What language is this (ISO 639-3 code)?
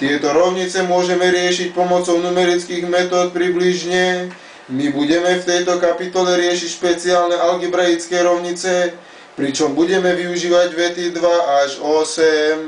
slk